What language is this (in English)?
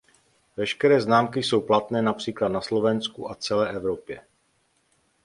Czech